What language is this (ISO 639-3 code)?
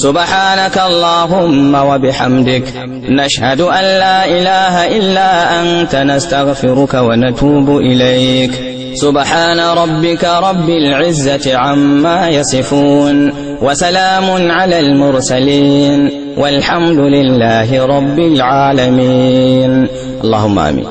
ara